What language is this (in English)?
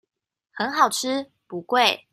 Chinese